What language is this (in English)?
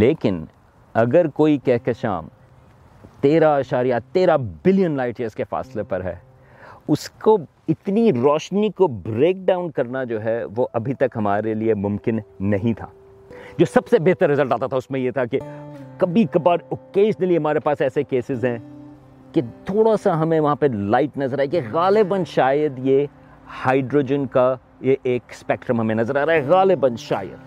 Urdu